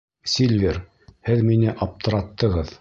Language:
Bashkir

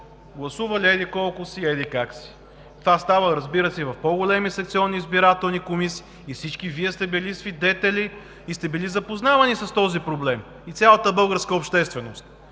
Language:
Bulgarian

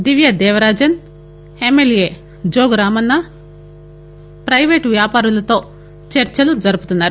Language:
Telugu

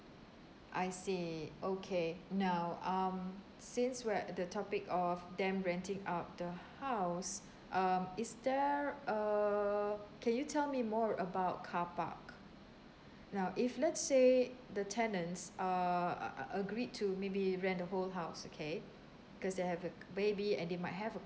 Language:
English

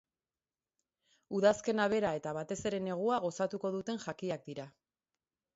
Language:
Basque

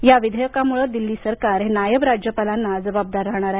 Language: Marathi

